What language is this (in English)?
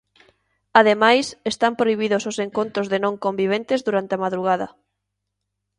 Galician